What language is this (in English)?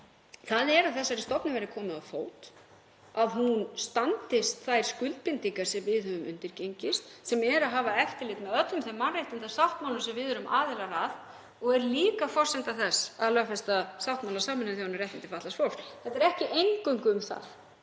Icelandic